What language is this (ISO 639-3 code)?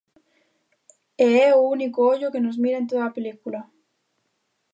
glg